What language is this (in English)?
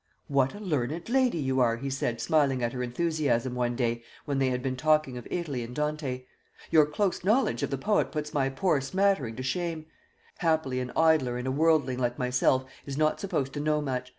English